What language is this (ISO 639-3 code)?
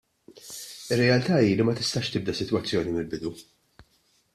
mlt